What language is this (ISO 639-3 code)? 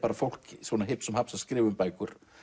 isl